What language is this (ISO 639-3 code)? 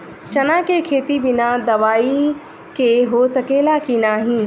bho